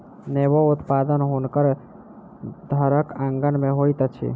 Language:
Maithili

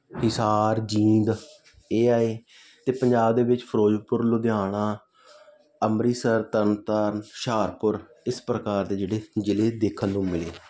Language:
Punjabi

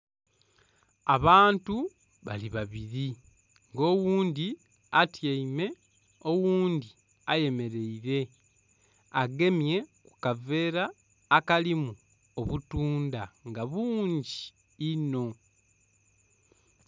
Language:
Soga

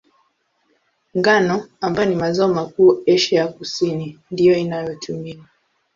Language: Swahili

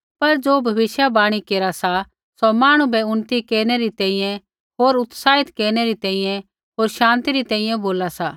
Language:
Kullu Pahari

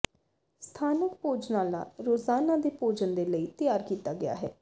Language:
Punjabi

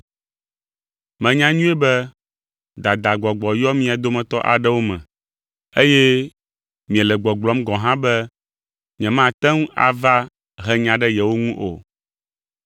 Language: Ewe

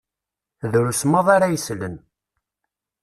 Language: Kabyle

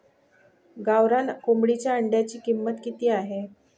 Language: Marathi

